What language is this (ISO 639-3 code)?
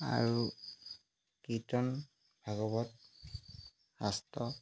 asm